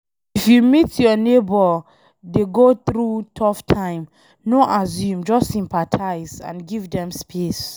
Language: Nigerian Pidgin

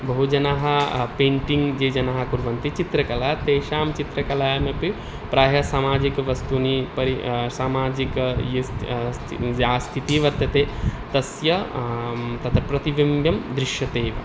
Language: Sanskrit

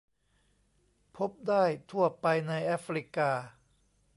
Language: Thai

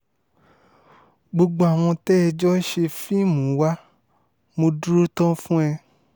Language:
Yoruba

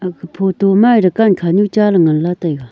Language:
Wancho Naga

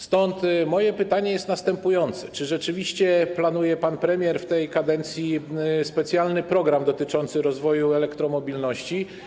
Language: Polish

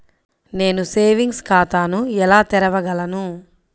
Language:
Telugu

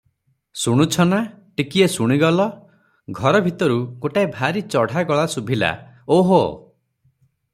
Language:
Odia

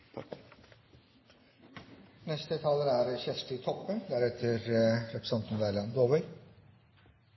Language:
Norwegian Bokmål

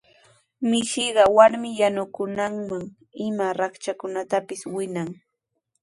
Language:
Sihuas Ancash Quechua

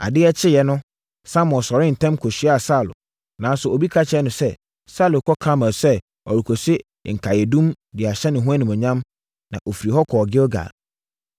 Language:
Akan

